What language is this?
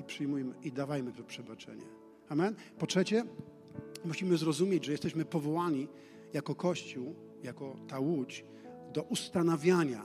Polish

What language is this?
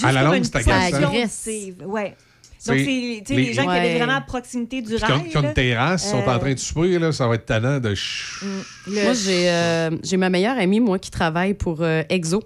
French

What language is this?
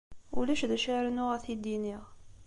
Kabyle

